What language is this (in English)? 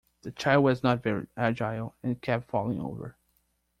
English